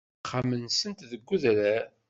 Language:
Kabyle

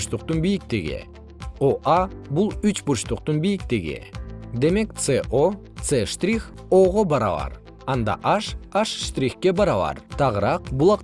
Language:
Kyrgyz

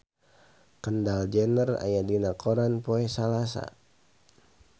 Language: Sundanese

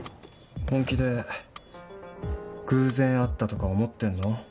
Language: Japanese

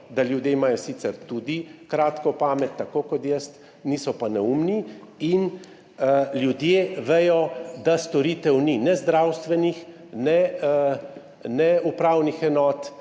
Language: Slovenian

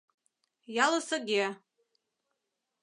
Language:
Mari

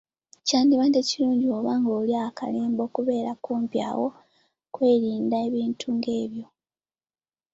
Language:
Ganda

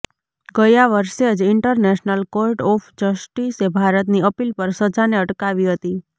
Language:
Gujarati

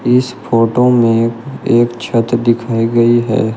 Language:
Hindi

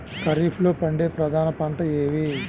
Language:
Telugu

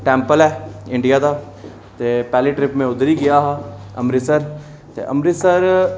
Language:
Dogri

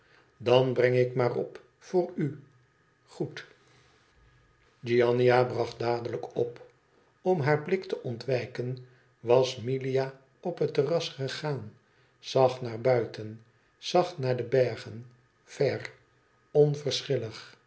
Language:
Dutch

